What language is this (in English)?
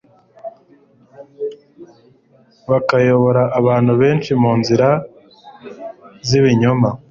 Kinyarwanda